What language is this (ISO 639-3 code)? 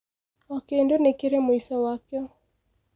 kik